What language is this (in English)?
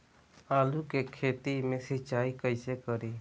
Bhojpuri